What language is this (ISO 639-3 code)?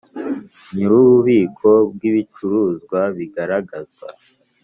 kin